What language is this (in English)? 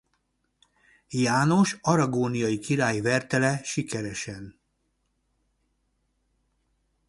Hungarian